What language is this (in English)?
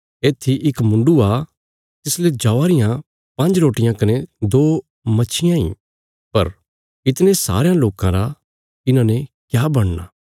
Bilaspuri